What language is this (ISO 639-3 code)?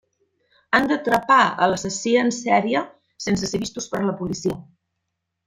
cat